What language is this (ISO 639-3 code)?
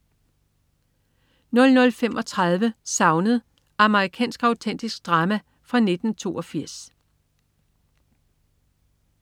dan